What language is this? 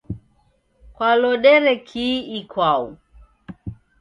Taita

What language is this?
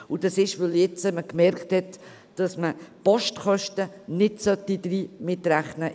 Swiss German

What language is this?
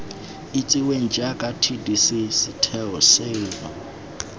Tswana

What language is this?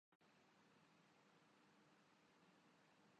Urdu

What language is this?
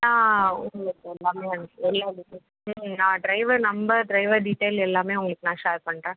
Tamil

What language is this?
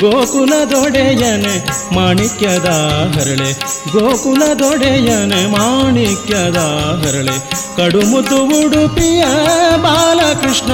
Kannada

